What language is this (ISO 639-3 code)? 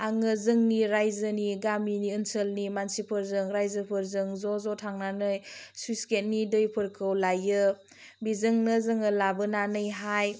brx